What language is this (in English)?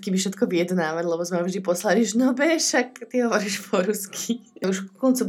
Slovak